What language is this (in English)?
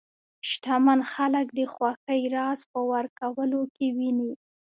Pashto